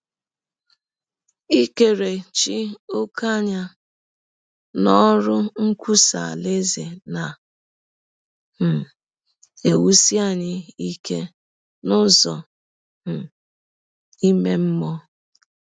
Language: Igbo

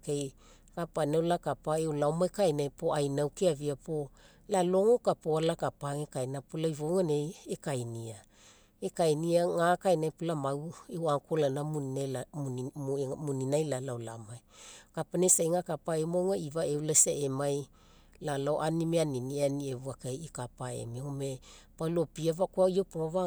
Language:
Mekeo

